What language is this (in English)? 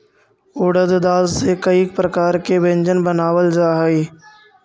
Magahi